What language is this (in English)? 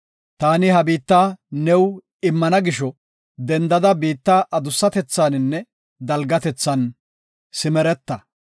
Gofa